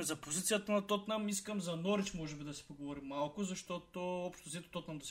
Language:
Bulgarian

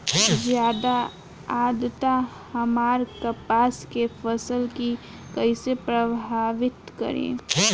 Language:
Bhojpuri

